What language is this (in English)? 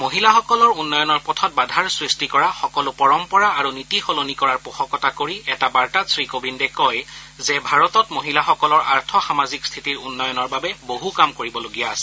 Assamese